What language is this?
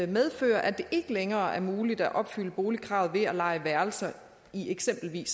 Danish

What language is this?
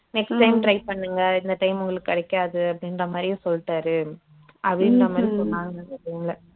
Tamil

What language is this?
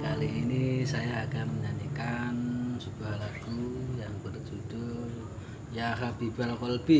Indonesian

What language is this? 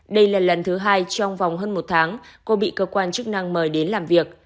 Vietnamese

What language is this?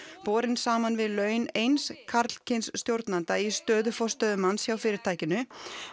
Icelandic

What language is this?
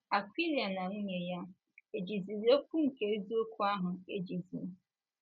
Igbo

